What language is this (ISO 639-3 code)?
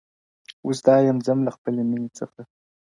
pus